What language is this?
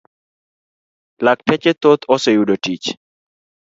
Luo (Kenya and Tanzania)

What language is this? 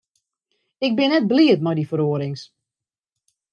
Western Frisian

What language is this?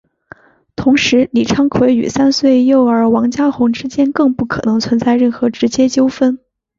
Chinese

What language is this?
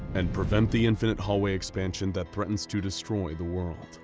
English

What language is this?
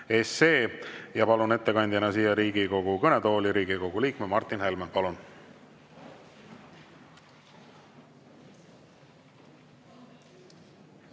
Estonian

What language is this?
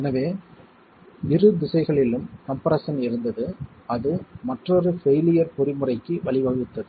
Tamil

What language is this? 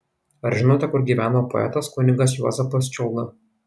Lithuanian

